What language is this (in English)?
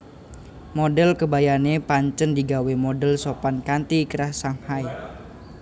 Javanese